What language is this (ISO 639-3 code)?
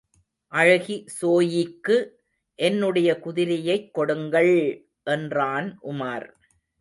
tam